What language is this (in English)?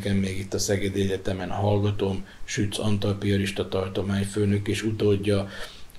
Hungarian